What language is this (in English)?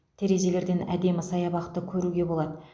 Kazakh